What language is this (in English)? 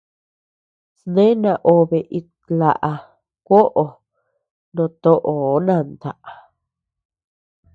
Tepeuxila Cuicatec